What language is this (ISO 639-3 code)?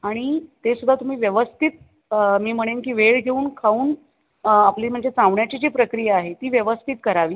mar